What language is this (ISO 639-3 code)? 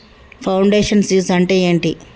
tel